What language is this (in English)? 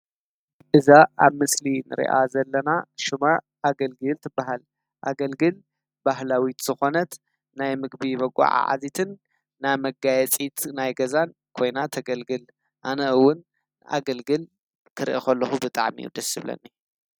Tigrinya